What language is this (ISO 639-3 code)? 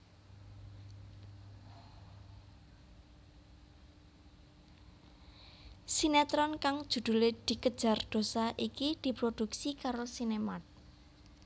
jav